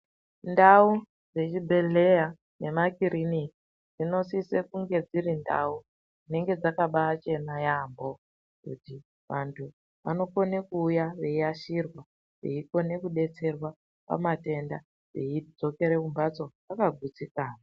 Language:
Ndau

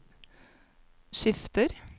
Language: Norwegian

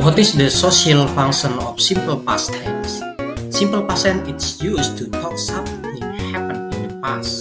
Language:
Indonesian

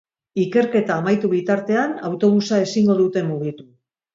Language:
Basque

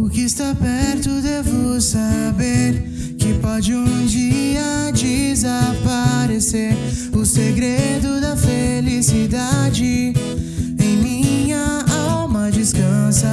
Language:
Portuguese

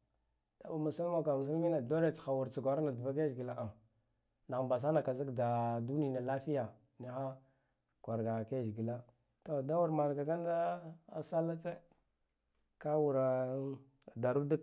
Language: Guduf-Gava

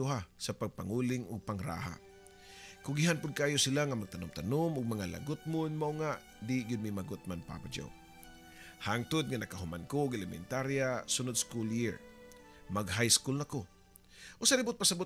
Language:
Filipino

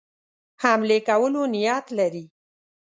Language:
Pashto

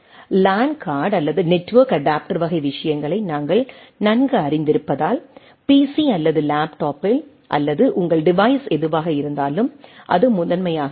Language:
Tamil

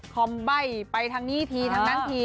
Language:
Thai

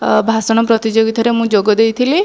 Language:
Odia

